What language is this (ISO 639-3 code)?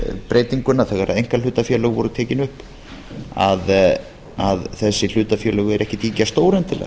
isl